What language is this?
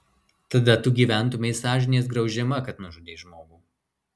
Lithuanian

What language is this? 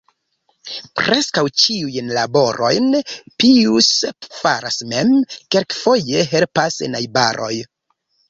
Esperanto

